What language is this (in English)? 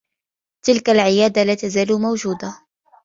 Arabic